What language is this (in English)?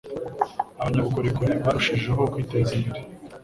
Kinyarwanda